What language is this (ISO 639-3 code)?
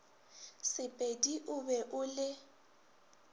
nso